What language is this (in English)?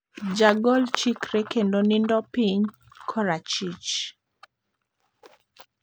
Luo (Kenya and Tanzania)